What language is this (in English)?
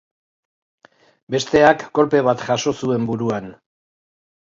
Basque